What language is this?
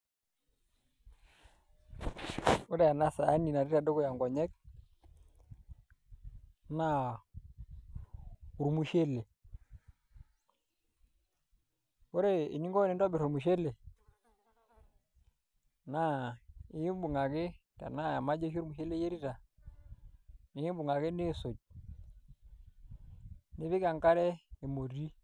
Masai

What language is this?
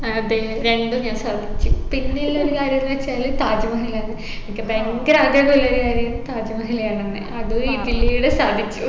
Malayalam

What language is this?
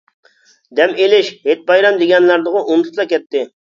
Uyghur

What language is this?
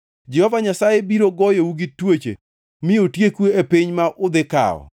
Luo (Kenya and Tanzania)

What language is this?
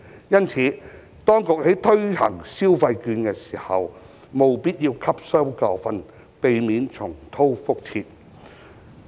Cantonese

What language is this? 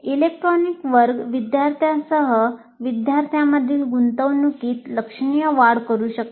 Marathi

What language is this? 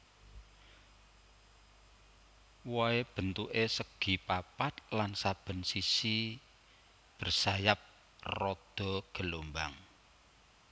Javanese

